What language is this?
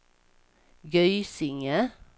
Swedish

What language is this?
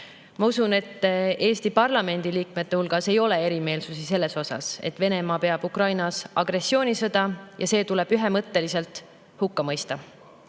Estonian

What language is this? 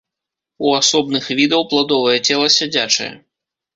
Belarusian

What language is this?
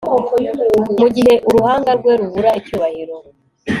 Kinyarwanda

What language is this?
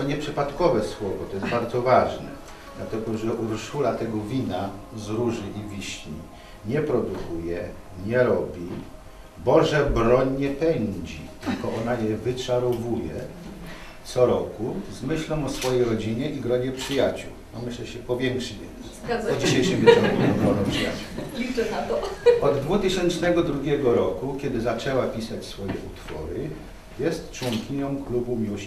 Polish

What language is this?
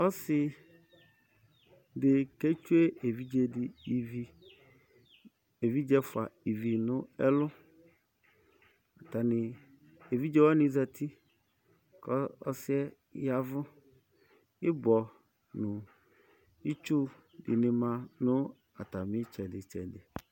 Ikposo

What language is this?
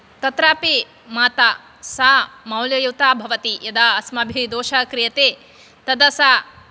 Sanskrit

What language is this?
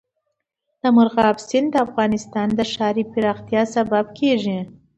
Pashto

